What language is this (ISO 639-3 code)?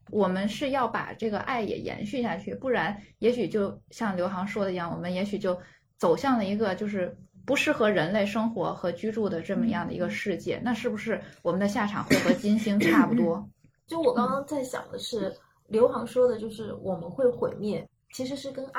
zho